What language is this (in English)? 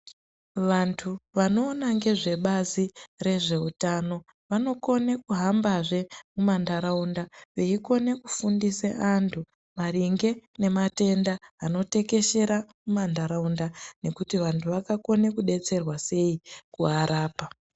Ndau